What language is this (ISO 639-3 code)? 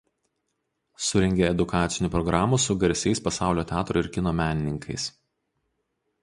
lit